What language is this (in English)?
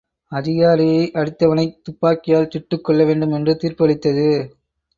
Tamil